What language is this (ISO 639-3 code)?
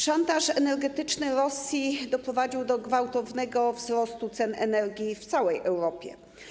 pol